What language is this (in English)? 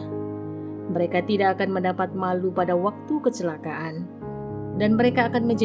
Indonesian